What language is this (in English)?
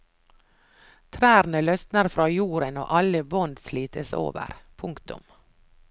Norwegian